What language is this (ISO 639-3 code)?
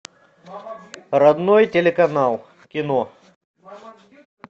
rus